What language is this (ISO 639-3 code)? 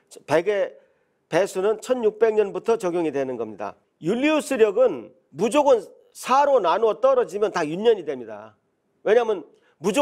kor